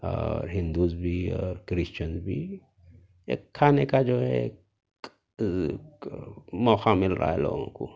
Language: Urdu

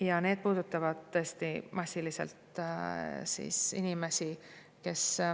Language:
Estonian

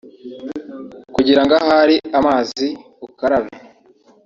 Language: Kinyarwanda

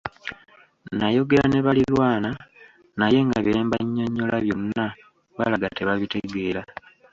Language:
Ganda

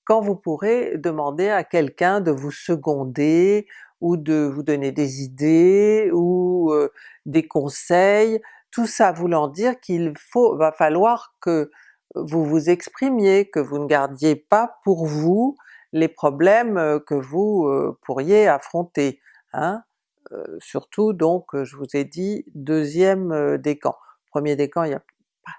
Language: French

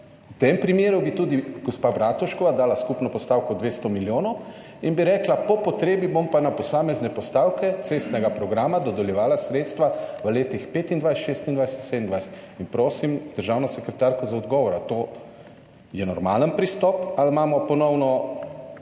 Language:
Slovenian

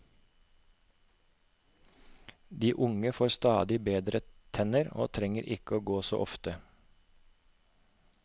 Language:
Norwegian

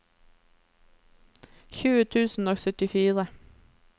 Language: Norwegian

